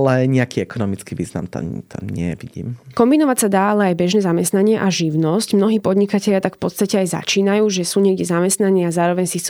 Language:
Slovak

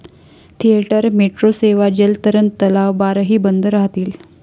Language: Marathi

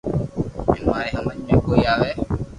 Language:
Loarki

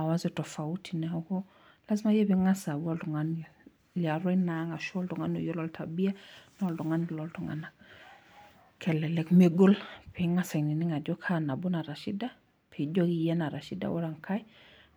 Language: Masai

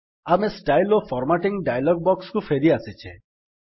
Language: Odia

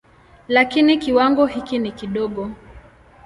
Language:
Swahili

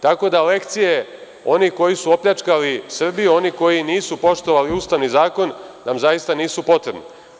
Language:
Serbian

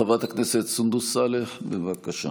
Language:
Hebrew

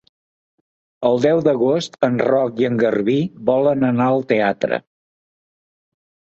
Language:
Catalan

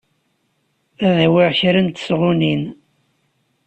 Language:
Kabyle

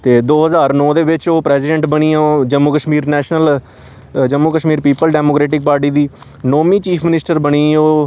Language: Dogri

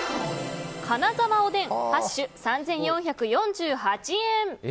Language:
Japanese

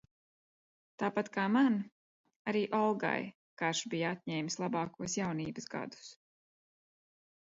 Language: Latvian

